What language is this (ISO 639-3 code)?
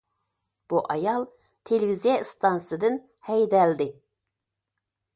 uig